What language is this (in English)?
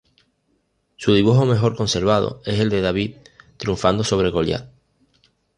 Spanish